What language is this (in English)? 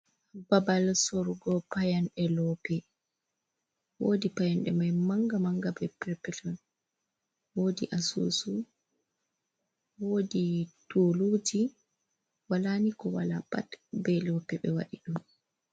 Fula